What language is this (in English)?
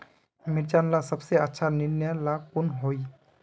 Magahi